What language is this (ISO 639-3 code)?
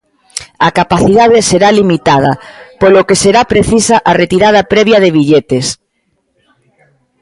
glg